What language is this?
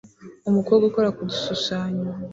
Kinyarwanda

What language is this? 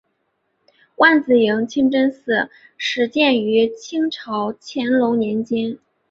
Chinese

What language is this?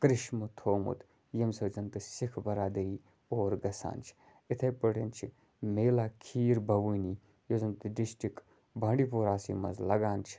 Kashmiri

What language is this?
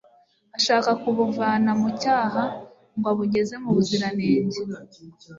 Kinyarwanda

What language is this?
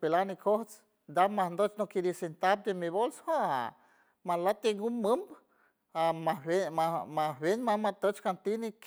San Francisco Del Mar Huave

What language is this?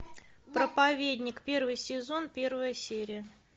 Russian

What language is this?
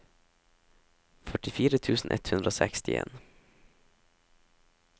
Norwegian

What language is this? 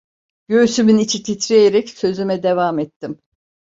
Turkish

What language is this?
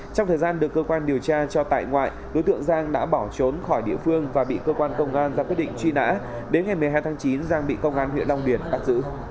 Vietnamese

